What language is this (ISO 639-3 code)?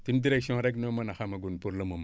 wol